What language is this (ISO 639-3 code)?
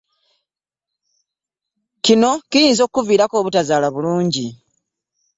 lug